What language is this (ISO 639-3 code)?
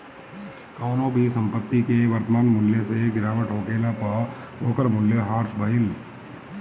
bho